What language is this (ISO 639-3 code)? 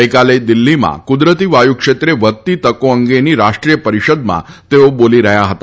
guj